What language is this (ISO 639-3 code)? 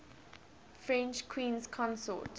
eng